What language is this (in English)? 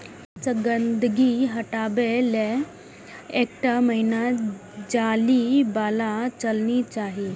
Maithili